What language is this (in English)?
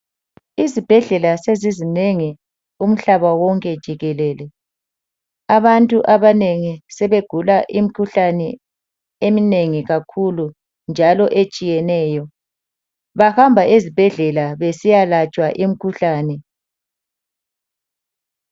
North Ndebele